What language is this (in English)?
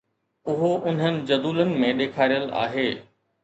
Sindhi